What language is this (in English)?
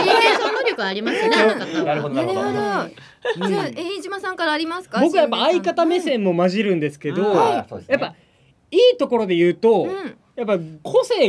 Japanese